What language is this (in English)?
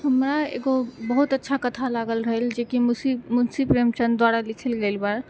Maithili